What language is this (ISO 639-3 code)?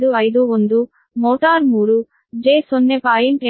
kan